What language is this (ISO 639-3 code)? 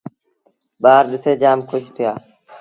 sbn